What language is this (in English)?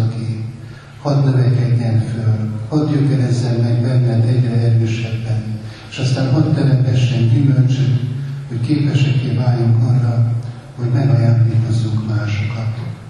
Hungarian